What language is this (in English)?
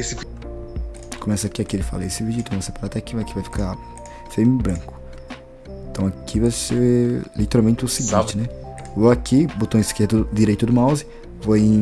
Portuguese